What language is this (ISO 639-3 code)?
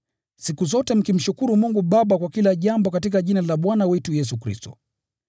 swa